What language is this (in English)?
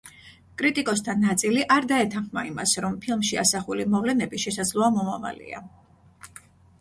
Georgian